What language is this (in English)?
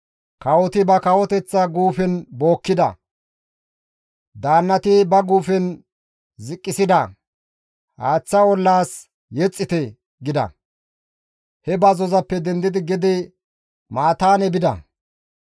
Gamo